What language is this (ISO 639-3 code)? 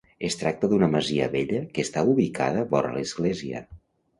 cat